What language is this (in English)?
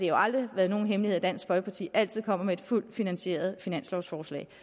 Danish